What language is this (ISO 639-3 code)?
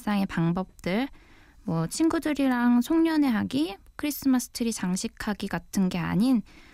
kor